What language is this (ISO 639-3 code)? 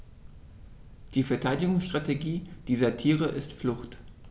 deu